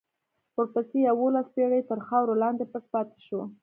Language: Pashto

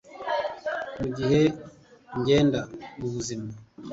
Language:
Kinyarwanda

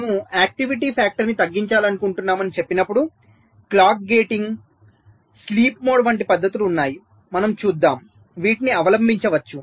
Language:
Telugu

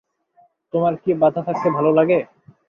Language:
Bangla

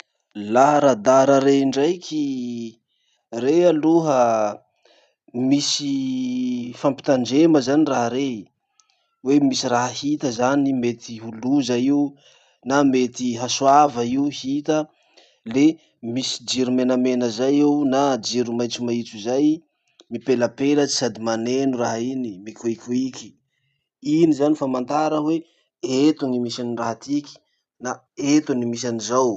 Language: Masikoro Malagasy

